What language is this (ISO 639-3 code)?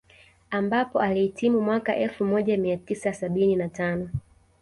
swa